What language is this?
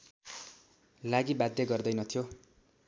Nepali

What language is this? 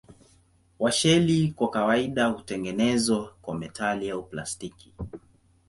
Swahili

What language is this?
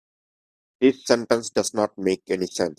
English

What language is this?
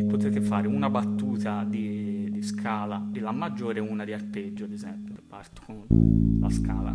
Italian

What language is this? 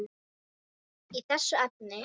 Icelandic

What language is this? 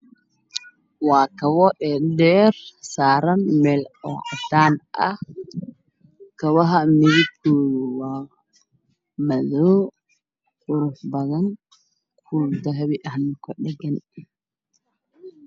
Somali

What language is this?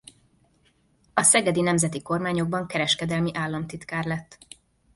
Hungarian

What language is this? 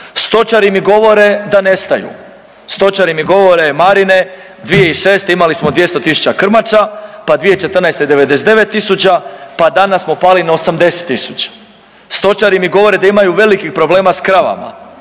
Croatian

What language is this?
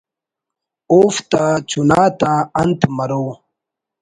Brahui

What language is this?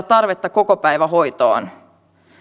Finnish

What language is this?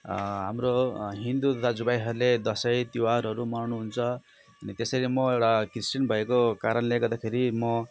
Nepali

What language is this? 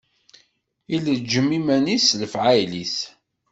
Kabyle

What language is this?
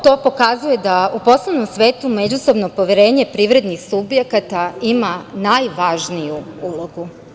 Serbian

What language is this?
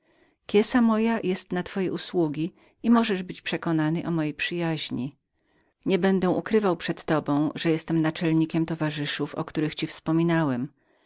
Polish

